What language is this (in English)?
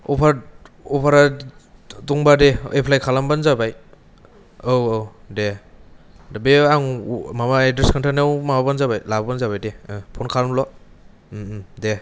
Bodo